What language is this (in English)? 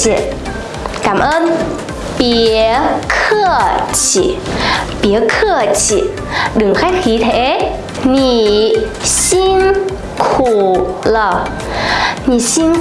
Vietnamese